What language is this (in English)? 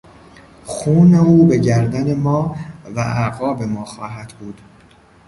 Persian